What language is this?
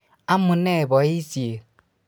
Kalenjin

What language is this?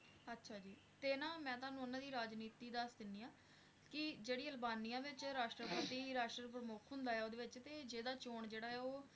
Punjabi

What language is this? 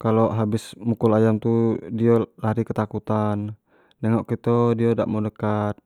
Jambi Malay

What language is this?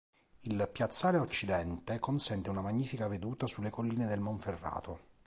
Italian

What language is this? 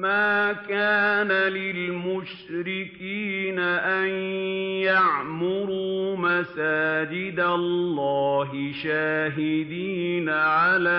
Arabic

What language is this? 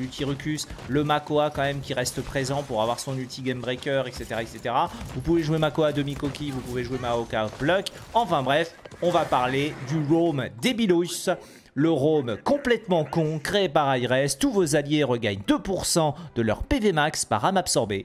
French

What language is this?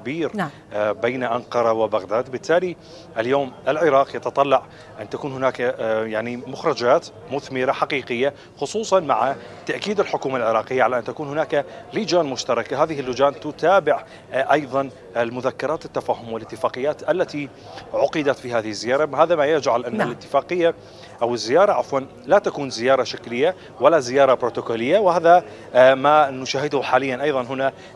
Arabic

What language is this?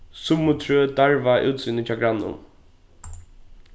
Faroese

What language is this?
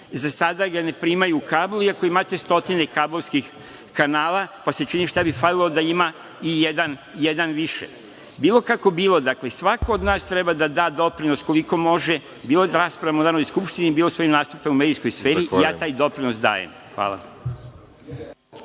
Serbian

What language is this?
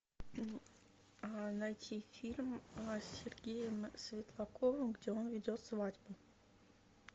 Russian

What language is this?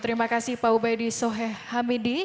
Indonesian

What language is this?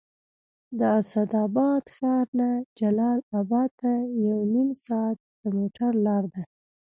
Pashto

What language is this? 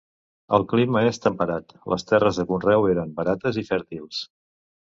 Catalan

